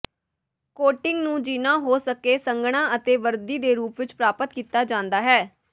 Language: Punjabi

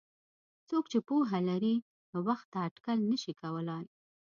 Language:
Pashto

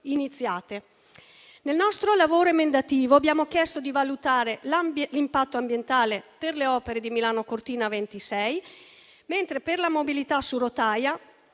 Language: Italian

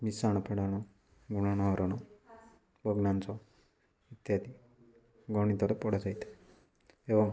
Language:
Odia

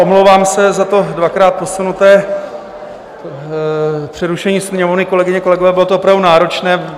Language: Czech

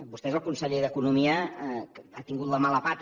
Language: Catalan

